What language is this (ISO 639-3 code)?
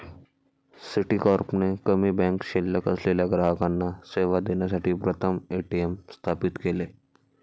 mar